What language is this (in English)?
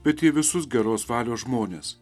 Lithuanian